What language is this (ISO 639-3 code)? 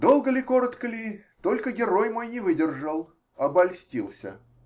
rus